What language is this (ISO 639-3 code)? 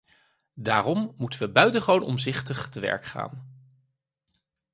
nld